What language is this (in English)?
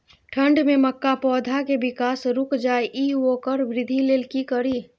Maithili